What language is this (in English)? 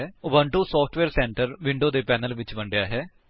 Punjabi